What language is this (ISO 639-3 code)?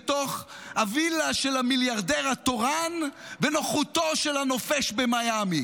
heb